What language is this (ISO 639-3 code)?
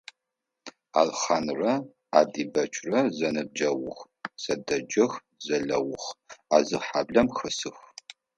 ady